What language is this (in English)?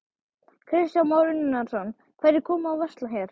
Icelandic